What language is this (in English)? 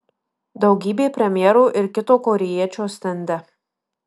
Lithuanian